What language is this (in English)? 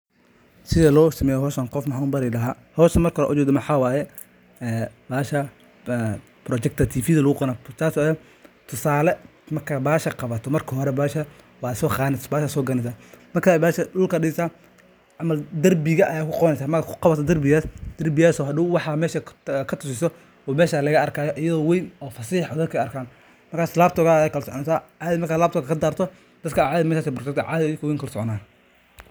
Somali